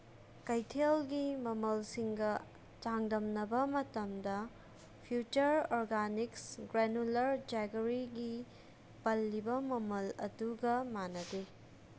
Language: Manipuri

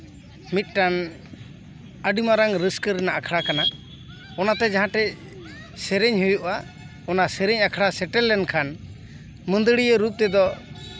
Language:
Santali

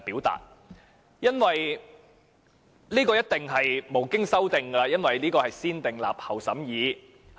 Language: Cantonese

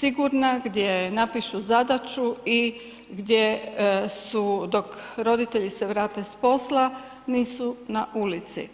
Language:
Croatian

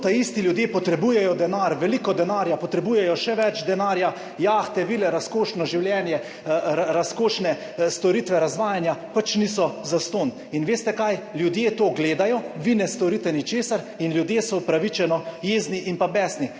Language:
Slovenian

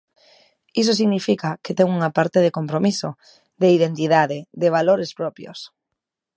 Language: Galician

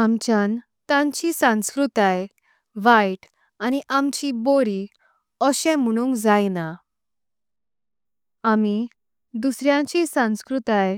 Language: Konkani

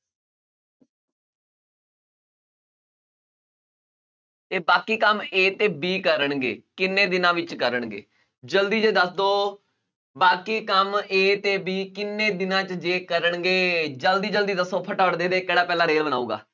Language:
Punjabi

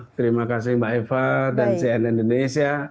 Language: Indonesian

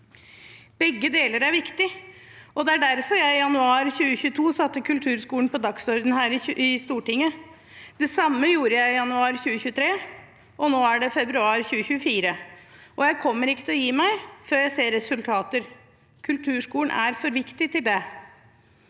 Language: Norwegian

